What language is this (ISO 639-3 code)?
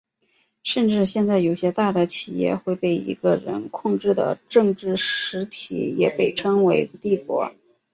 zho